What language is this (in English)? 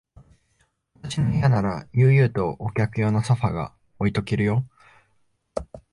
Japanese